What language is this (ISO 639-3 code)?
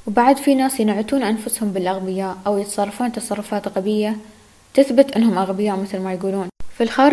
ara